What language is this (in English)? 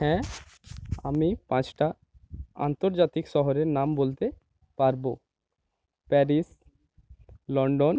Bangla